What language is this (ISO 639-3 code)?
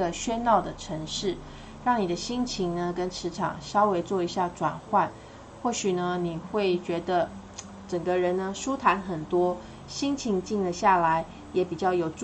zho